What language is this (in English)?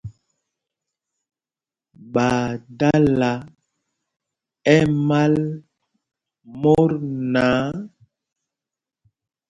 Mpumpong